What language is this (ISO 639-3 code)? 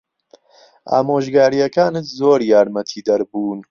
ckb